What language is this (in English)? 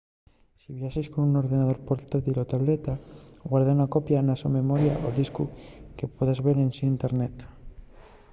Asturian